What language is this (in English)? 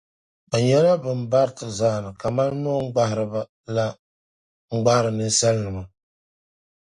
Dagbani